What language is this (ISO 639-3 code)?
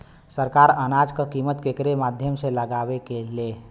bho